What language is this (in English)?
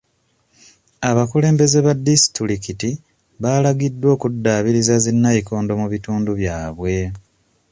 Ganda